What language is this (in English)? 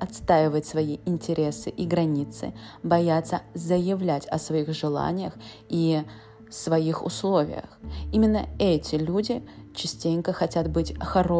Russian